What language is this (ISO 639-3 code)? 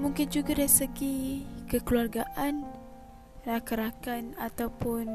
msa